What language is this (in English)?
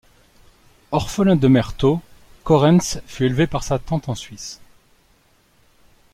French